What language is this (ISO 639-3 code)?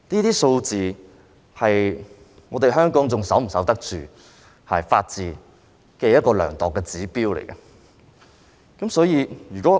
yue